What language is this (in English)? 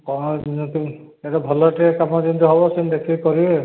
Odia